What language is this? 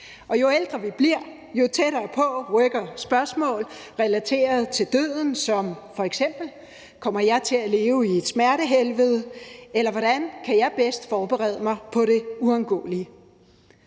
Danish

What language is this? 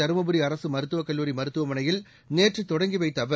Tamil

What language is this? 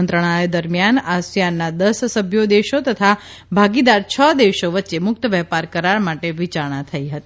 Gujarati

